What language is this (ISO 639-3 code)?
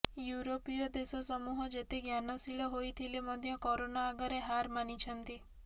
ori